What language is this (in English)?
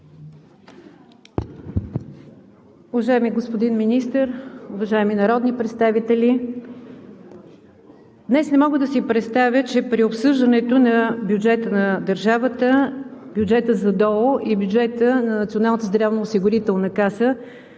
Bulgarian